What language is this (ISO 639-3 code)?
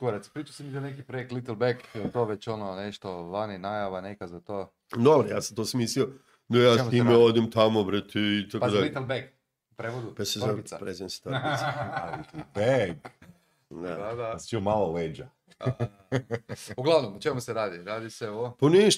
hrv